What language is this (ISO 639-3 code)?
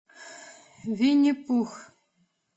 rus